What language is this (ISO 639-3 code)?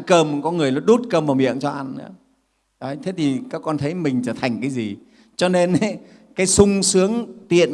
vie